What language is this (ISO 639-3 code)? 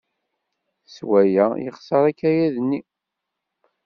kab